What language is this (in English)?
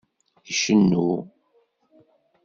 Kabyle